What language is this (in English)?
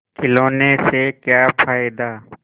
Hindi